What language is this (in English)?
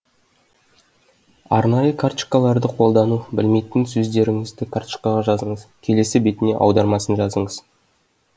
Kazakh